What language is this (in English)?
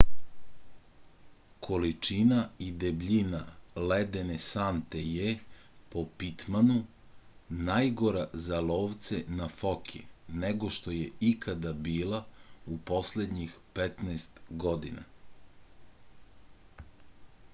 Serbian